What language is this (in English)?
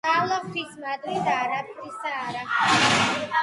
Georgian